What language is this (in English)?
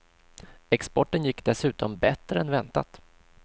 Swedish